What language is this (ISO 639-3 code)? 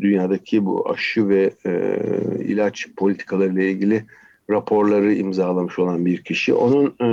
tur